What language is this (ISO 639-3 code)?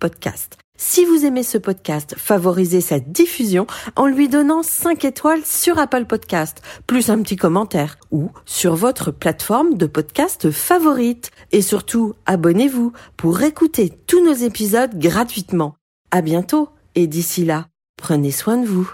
fra